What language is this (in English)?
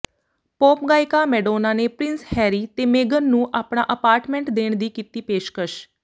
Punjabi